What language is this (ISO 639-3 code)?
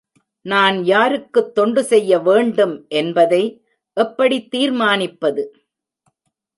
tam